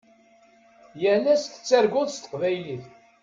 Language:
Kabyle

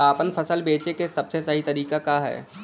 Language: Bhojpuri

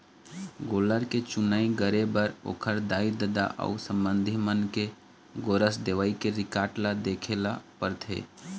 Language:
Chhattisgarhi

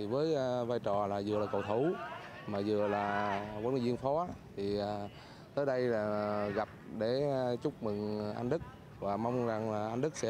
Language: Vietnamese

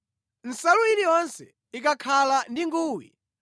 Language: Nyanja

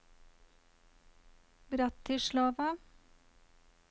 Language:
Norwegian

